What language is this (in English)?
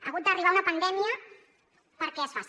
Catalan